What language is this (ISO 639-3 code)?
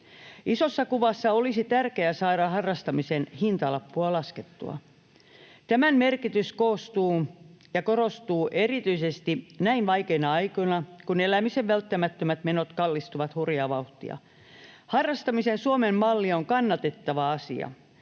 fin